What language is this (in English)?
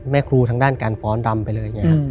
Thai